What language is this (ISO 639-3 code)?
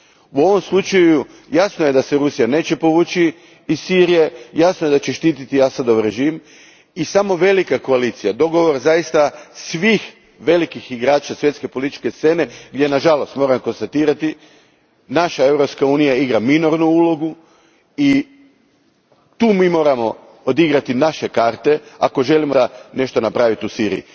hrv